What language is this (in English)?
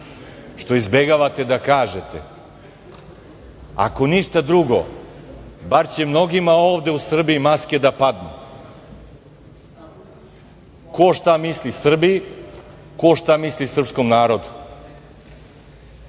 Serbian